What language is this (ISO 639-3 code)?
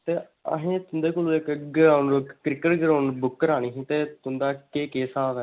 doi